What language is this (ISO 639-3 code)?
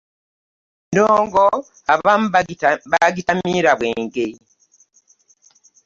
lug